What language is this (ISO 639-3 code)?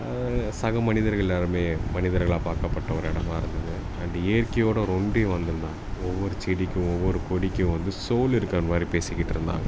tam